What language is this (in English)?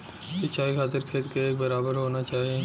Bhojpuri